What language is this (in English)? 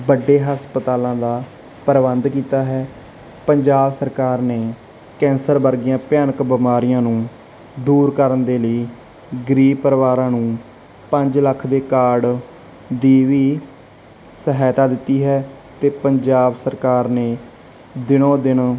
Punjabi